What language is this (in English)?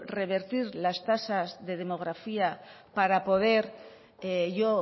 Spanish